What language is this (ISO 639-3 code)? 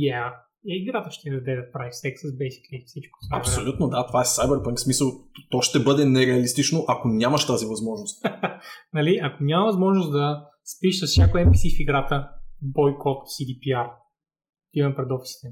bul